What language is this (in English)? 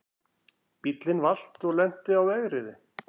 Icelandic